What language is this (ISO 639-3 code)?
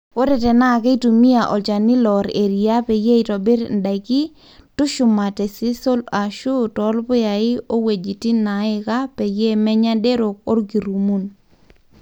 mas